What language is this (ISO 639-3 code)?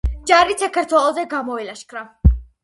kat